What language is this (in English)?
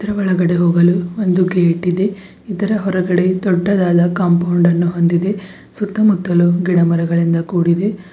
Kannada